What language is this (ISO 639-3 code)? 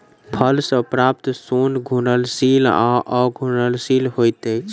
mai